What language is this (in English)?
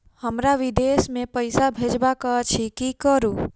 Maithili